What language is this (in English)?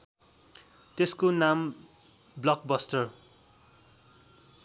Nepali